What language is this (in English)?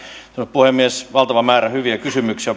Finnish